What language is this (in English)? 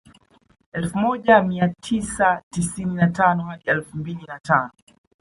Swahili